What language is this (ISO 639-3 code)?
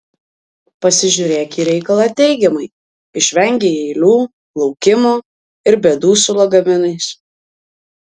lit